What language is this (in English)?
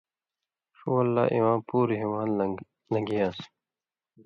Indus Kohistani